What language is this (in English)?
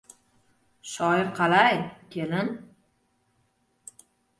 Uzbek